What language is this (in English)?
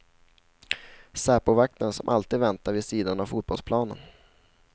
Swedish